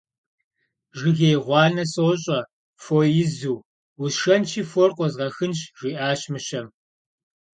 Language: Kabardian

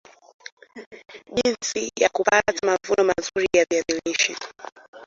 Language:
Swahili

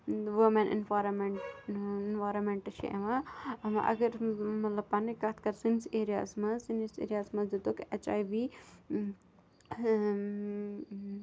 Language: Kashmiri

